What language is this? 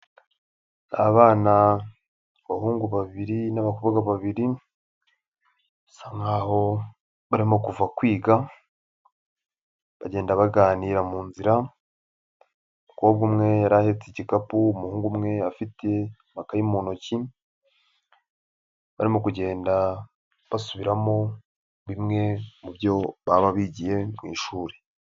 Kinyarwanda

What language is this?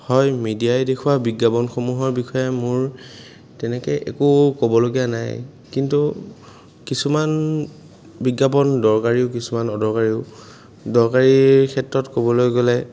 Assamese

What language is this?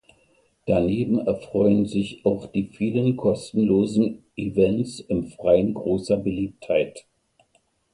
German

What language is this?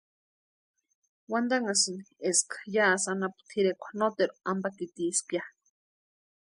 Western Highland Purepecha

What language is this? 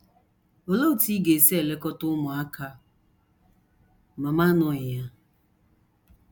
Igbo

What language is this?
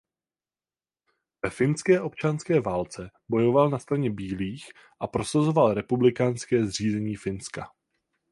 Czech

